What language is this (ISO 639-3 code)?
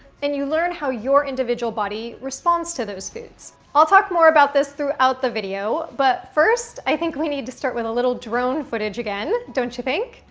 eng